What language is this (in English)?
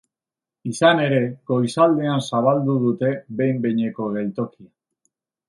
Basque